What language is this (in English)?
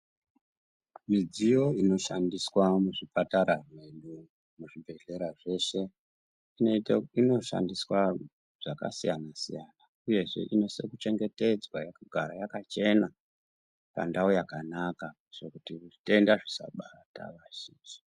Ndau